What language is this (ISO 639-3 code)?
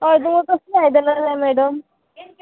kok